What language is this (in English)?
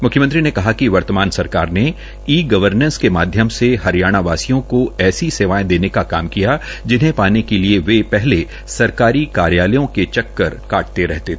Hindi